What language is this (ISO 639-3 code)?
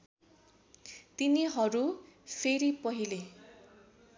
nep